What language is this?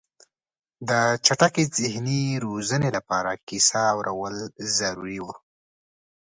Pashto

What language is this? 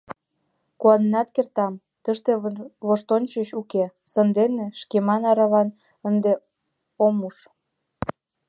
Mari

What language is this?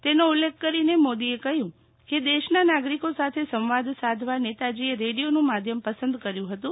Gujarati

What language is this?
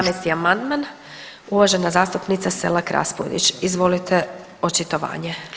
Croatian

